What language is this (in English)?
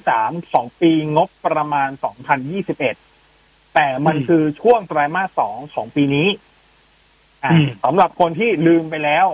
Thai